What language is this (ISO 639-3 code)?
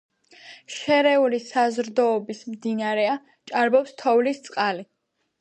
kat